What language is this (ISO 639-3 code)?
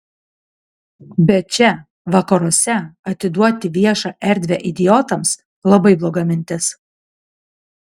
lit